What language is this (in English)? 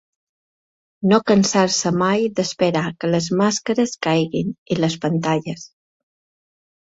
Catalan